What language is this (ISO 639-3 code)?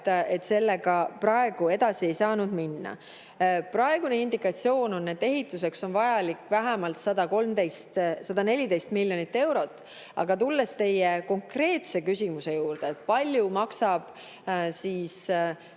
est